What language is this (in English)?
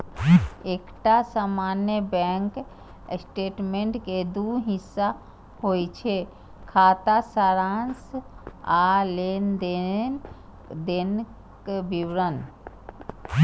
Maithili